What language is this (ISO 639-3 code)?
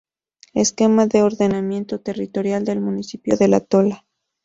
spa